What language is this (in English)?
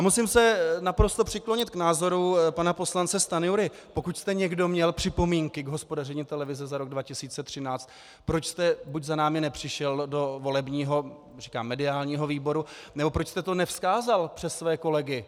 Czech